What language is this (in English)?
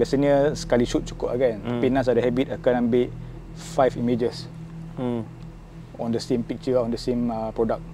Malay